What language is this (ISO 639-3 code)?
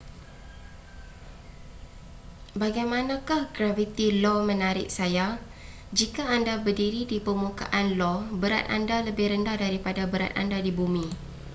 msa